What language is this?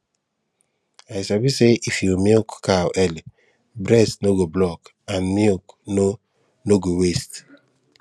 Nigerian Pidgin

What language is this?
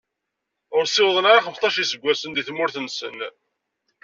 Kabyle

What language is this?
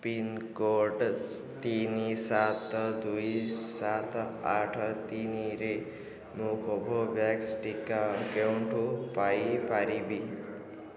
Odia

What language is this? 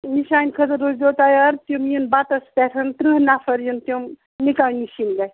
Kashmiri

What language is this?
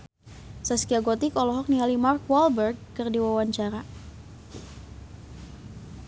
Sundanese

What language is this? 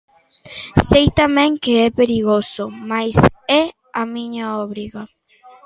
Galician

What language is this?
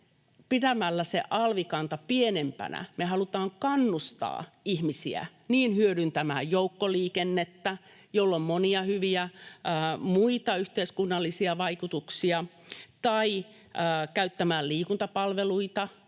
Finnish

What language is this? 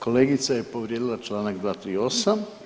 Croatian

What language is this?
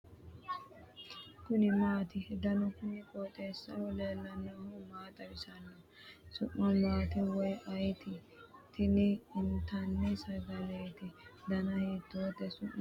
Sidamo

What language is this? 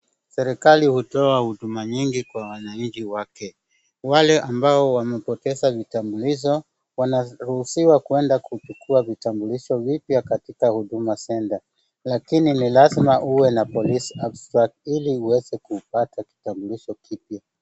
Swahili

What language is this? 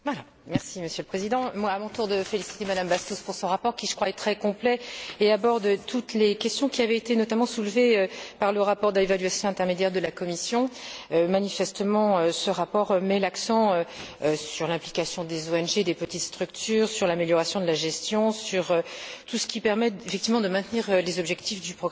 French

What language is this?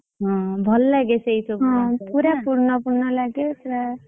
Odia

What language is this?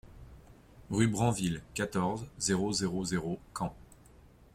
French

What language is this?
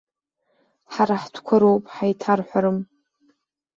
Abkhazian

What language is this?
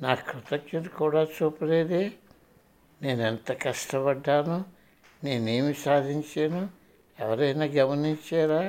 Telugu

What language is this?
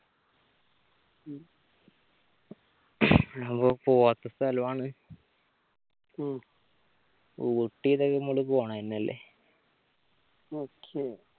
Malayalam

